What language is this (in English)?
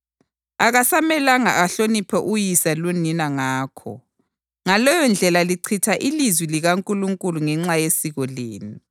North Ndebele